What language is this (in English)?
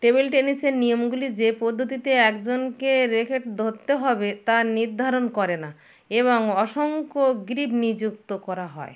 Bangla